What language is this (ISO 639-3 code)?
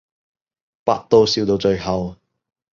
yue